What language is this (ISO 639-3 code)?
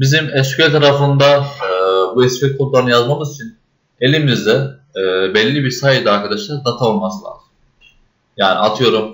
tur